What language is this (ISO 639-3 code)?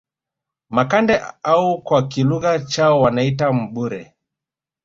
swa